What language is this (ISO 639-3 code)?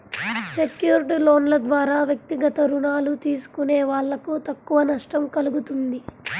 tel